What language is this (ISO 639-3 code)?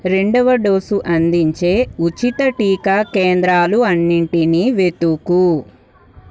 tel